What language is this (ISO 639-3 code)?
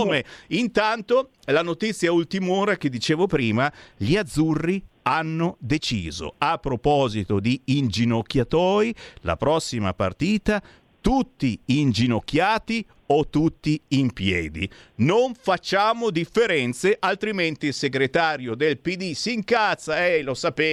ita